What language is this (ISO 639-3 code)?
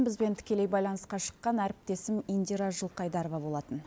kaz